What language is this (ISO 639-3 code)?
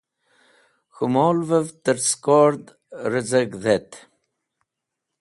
wbl